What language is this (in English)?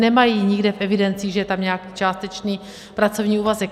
Czech